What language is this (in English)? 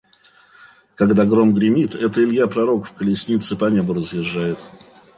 Russian